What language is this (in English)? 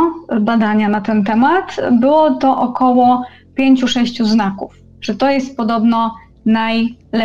Polish